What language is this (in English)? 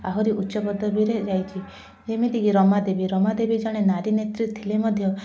Odia